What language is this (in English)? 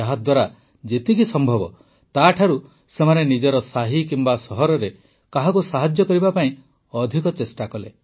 Odia